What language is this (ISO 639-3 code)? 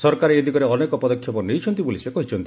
ori